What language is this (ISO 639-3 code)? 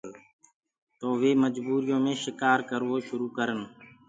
ggg